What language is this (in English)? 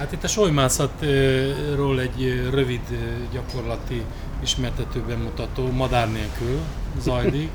Hungarian